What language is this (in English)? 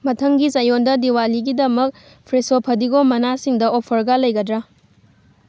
Manipuri